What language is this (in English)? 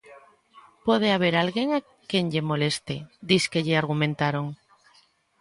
Galician